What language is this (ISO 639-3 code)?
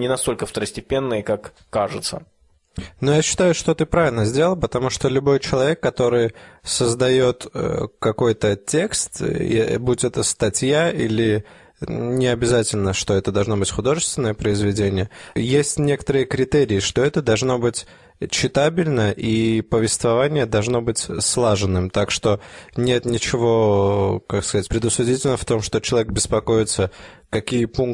rus